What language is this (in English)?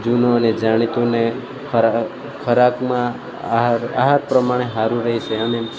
Gujarati